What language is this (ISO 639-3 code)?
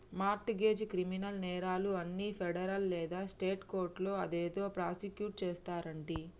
tel